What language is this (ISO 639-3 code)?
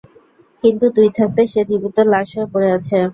ben